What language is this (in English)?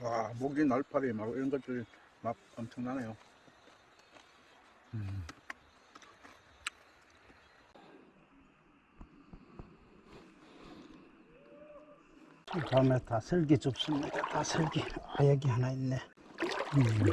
Korean